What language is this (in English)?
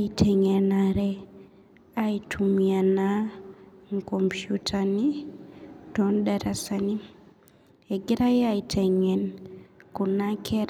Masai